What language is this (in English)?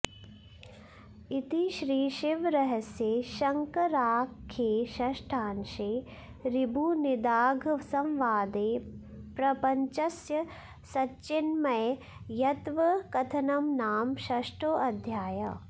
Sanskrit